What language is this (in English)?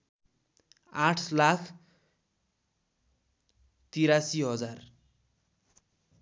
Nepali